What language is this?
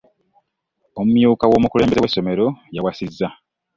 Ganda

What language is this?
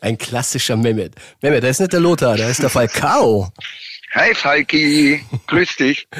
German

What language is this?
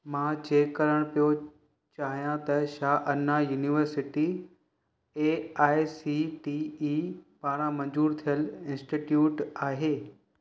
Sindhi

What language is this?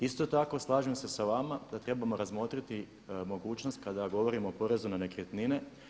Croatian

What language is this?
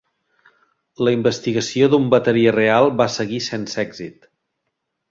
Catalan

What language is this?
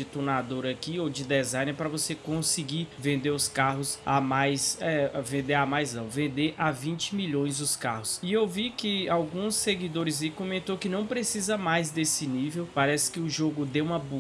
Portuguese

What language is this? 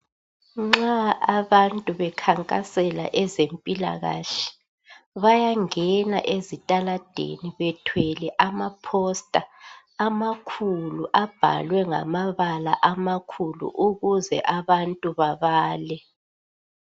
North Ndebele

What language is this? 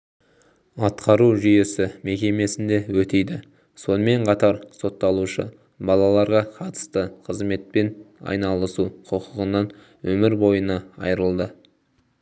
Kazakh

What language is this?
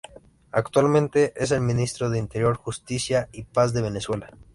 Spanish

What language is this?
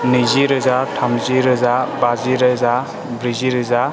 Bodo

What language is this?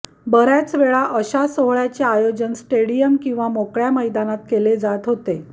Marathi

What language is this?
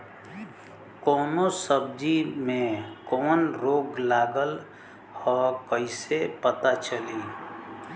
Bhojpuri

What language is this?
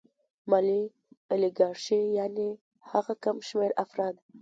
Pashto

